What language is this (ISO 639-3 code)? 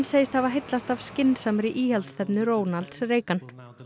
isl